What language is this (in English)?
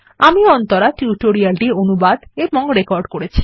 Bangla